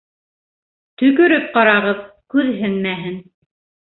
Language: Bashkir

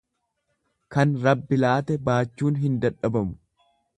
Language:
Oromo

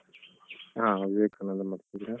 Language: Kannada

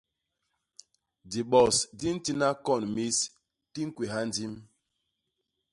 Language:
Basaa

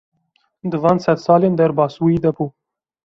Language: Kurdish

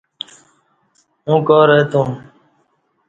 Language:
Kati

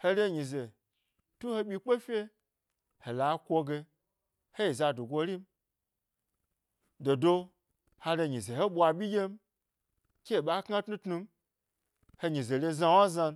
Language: Gbari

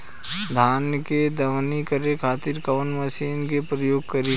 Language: Bhojpuri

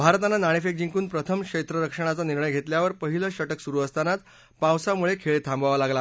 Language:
Marathi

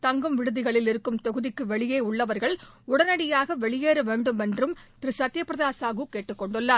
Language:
Tamil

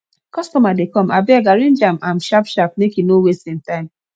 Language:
Nigerian Pidgin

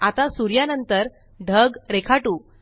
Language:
Marathi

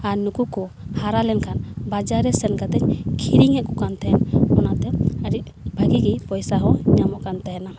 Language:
Santali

